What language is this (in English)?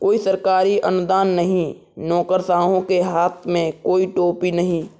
Hindi